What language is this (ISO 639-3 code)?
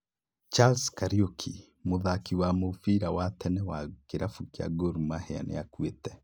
kik